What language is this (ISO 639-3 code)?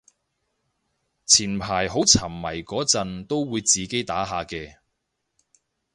yue